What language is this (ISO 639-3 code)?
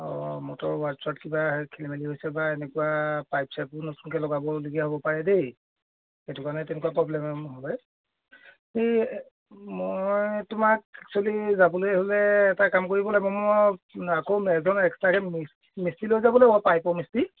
asm